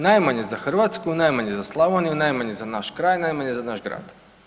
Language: Croatian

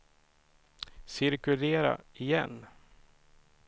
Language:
Swedish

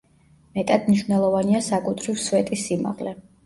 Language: Georgian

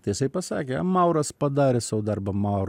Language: Lithuanian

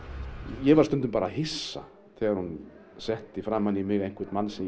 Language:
Icelandic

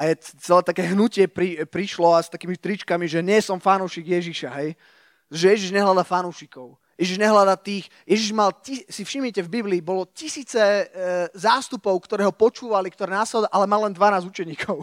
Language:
Slovak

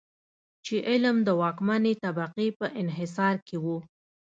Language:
Pashto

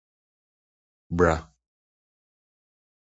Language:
Akan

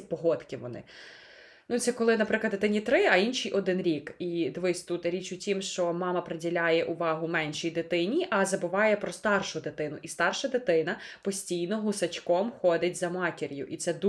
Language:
Ukrainian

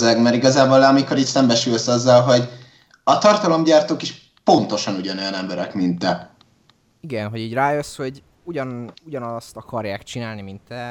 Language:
Hungarian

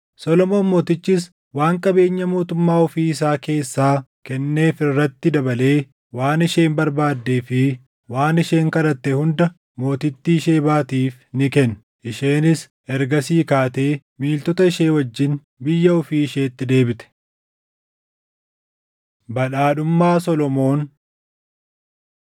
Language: Oromo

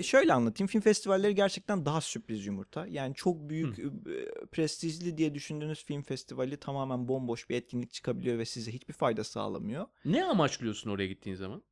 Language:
Turkish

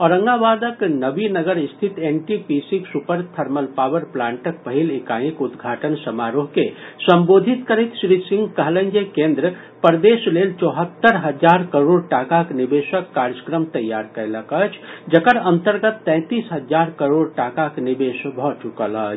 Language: Maithili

